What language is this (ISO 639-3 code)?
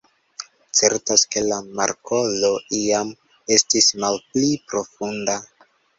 epo